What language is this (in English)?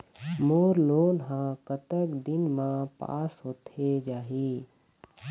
Chhattisgarhi